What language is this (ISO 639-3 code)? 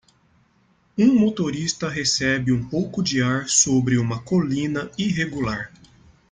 por